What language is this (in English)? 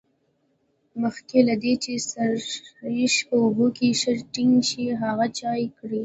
Pashto